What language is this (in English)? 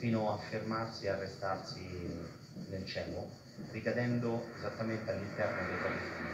Italian